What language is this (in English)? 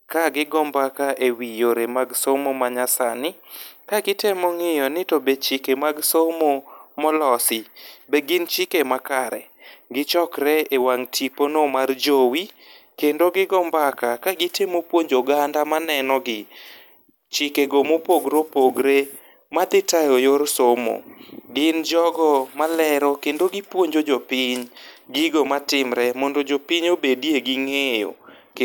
Luo (Kenya and Tanzania)